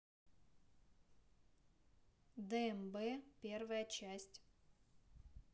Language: Russian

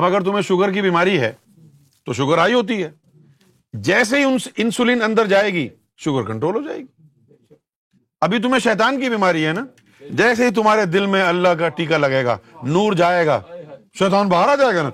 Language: Urdu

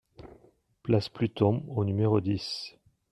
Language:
French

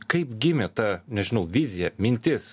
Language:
Lithuanian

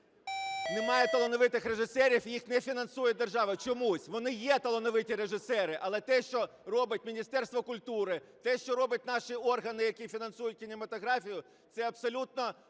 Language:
Ukrainian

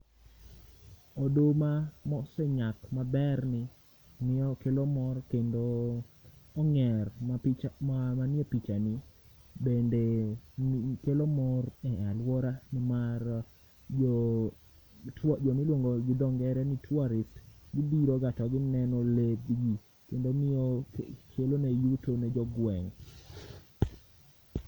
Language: Luo (Kenya and Tanzania)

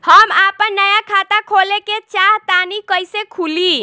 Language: Bhojpuri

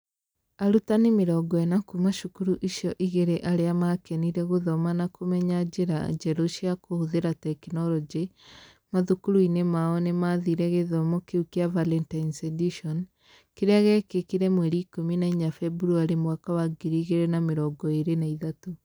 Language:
Kikuyu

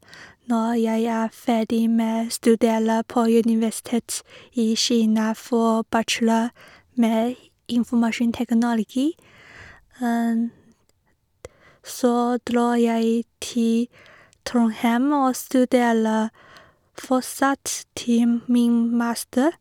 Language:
Norwegian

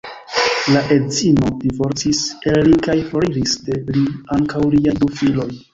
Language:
Esperanto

